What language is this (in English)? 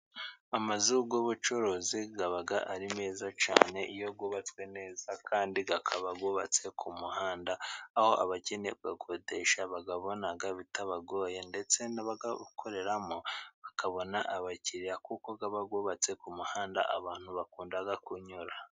Kinyarwanda